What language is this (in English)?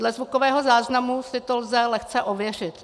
Czech